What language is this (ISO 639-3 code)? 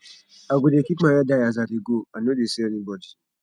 pcm